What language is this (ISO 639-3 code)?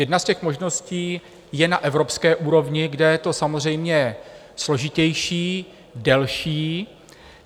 ces